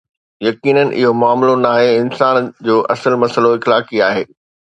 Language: Sindhi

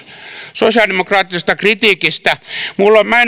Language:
Finnish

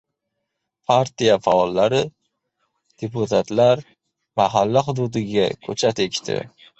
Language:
Uzbek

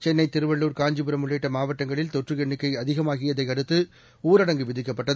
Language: Tamil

